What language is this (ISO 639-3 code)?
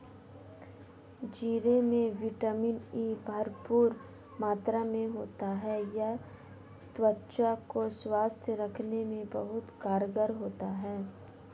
hin